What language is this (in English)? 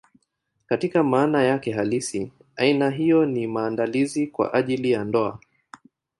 Swahili